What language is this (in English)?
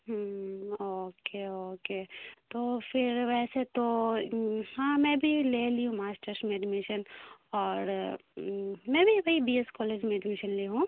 Urdu